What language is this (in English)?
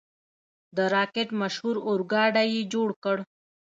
Pashto